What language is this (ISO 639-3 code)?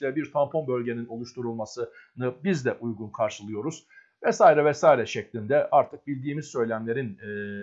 tur